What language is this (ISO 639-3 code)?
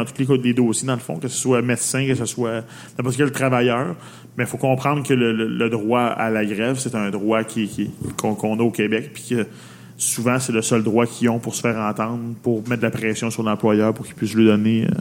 fra